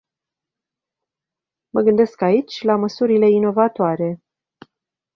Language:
Romanian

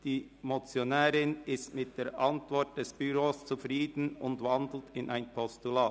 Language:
Swiss German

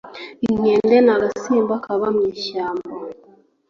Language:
Kinyarwanda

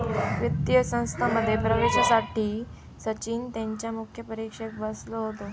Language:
Marathi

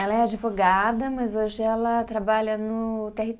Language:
Portuguese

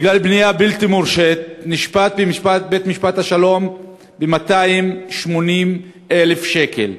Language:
Hebrew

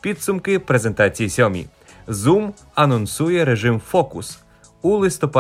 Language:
Ukrainian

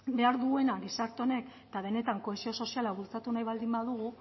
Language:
Basque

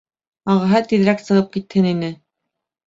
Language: Bashkir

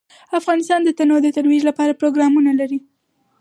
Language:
Pashto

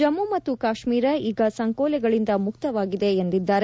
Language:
Kannada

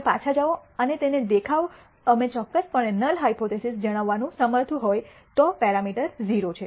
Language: Gujarati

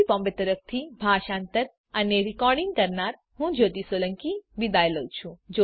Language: Gujarati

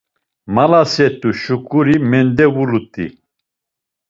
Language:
Laz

